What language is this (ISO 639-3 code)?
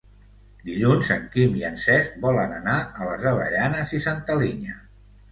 cat